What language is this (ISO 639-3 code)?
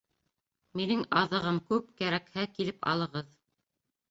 bak